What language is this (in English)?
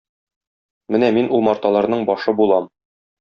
Tatar